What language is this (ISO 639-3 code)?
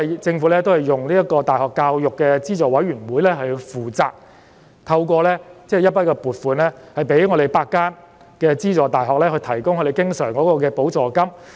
yue